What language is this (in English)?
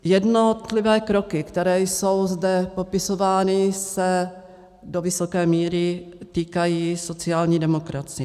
Czech